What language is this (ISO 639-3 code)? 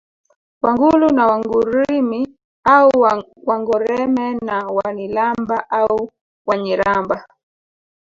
swa